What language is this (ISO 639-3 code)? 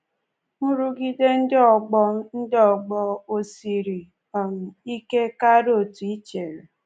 ibo